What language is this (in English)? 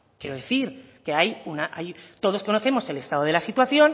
Spanish